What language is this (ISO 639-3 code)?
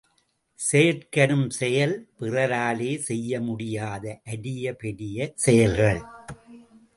tam